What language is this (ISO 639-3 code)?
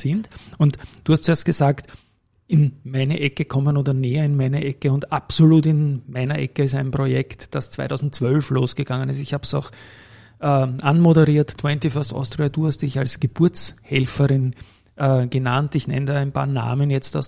deu